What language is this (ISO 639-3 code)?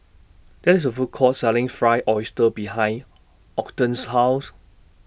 eng